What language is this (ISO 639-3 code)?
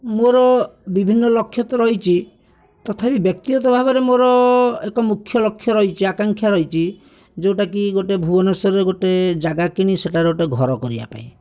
ori